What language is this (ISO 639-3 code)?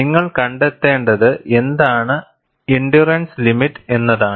mal